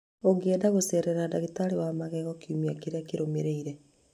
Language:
Kikuyu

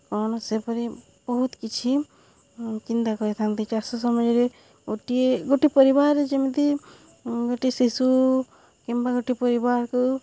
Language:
Odia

